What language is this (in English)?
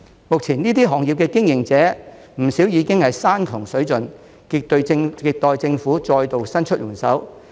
Cantonese